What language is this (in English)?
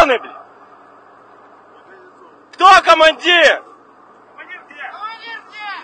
Russian